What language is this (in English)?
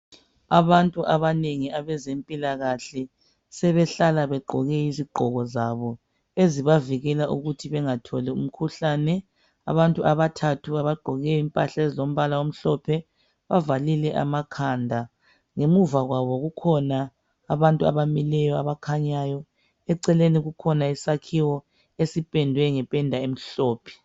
North Ndebele